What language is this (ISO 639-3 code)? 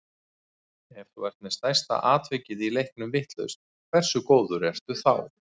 isl